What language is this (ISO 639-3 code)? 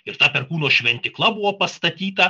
lit